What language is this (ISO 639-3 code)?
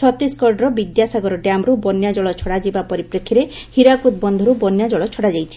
ori